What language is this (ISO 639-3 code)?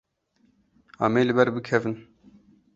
kur